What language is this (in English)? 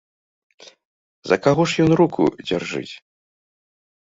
Belarusian